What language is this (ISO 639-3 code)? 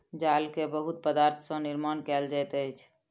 mai